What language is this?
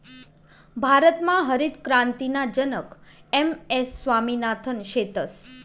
Marathi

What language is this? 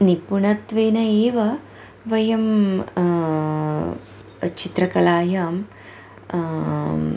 Sanskrit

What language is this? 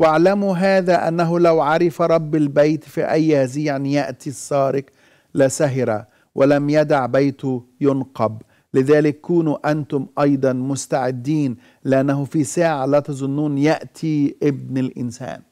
Arabic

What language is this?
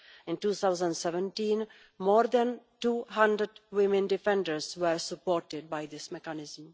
English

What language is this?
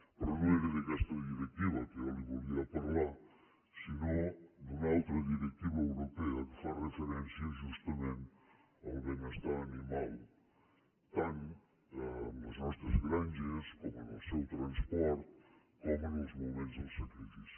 Catalan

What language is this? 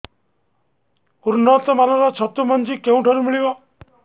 Odia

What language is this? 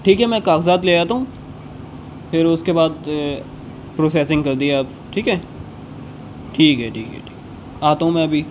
Urdu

